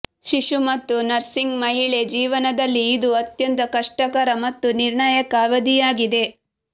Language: Kannada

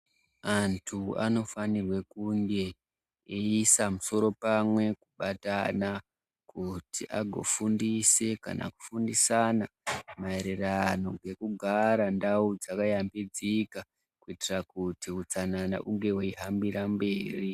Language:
Ndau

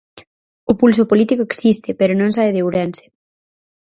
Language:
Galician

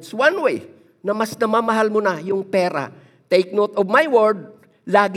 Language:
Filipino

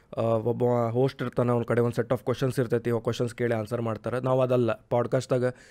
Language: Kannada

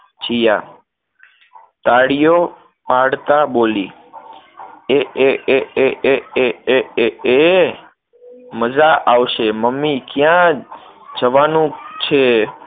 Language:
Gujarati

